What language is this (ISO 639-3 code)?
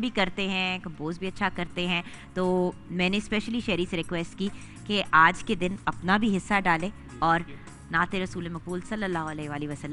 hin